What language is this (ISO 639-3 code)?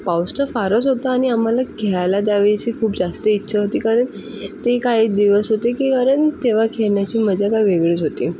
mar